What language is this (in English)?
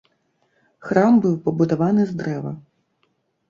Belarusian